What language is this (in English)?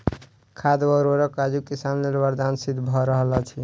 Maithili